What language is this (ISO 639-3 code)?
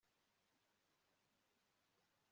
kin